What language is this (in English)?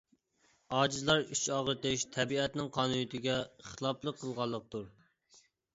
Uyghur